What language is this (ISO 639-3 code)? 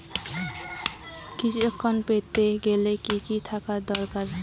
ben